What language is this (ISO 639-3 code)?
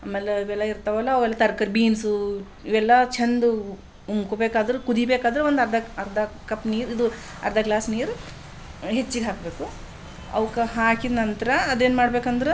kan